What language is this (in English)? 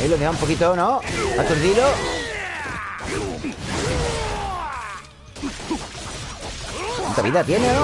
Spanish